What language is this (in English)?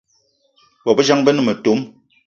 Eton (Cameroon)